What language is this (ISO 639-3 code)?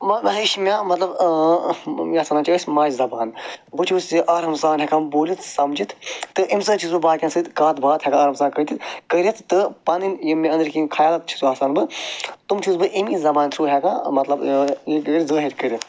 kas